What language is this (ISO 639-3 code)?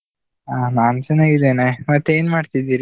kan